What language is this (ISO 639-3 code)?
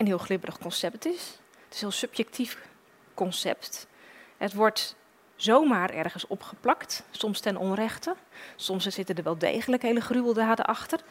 nld